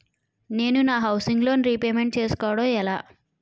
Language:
Telugu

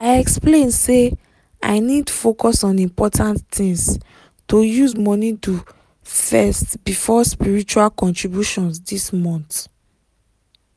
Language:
Nigerian Pidgin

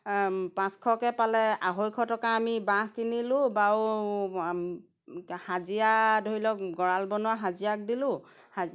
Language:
Assamese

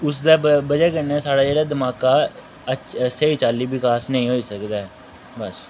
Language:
Dogri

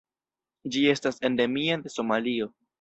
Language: Esperanto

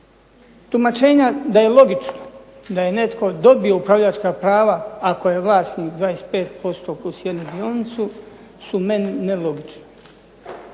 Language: Croatian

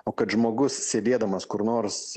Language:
Lithuanian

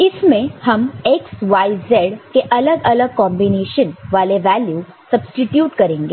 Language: Hindi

